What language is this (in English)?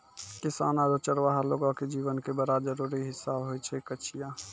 Maithili